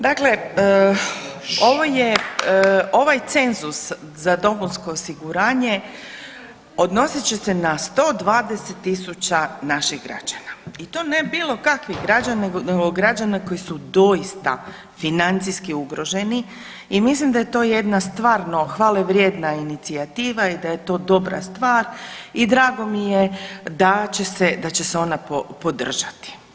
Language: Croatian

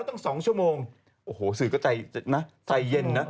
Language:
Thai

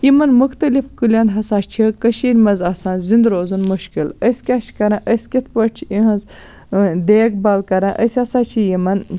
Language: Kashmiri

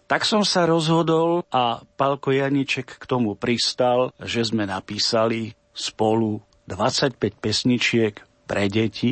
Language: Slovak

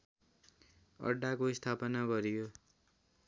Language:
Nepali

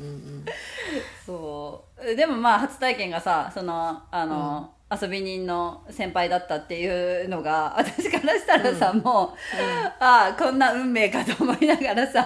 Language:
Japanese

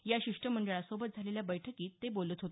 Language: Marathi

